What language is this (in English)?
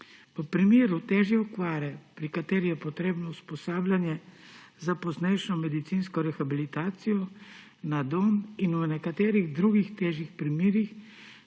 Slovenian